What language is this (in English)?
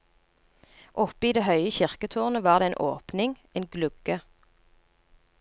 Norwegian